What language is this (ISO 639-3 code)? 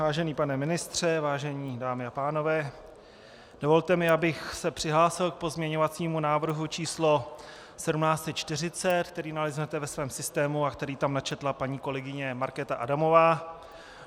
ces